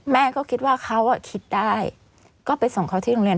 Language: Thai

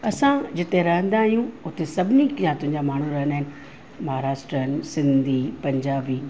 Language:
Sindhi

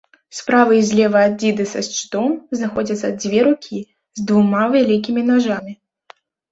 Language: Belarusian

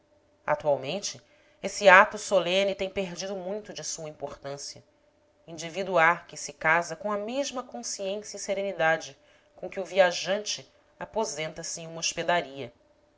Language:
Portuguese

